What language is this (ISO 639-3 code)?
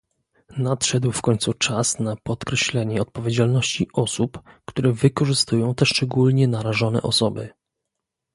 pol